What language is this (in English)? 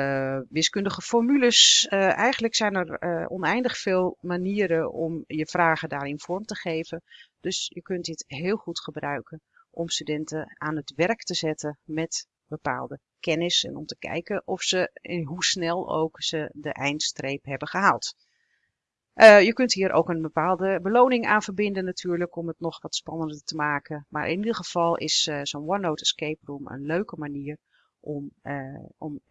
Dutch